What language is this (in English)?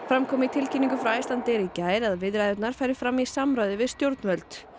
Icelandic